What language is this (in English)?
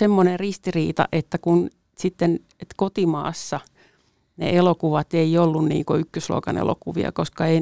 Finnish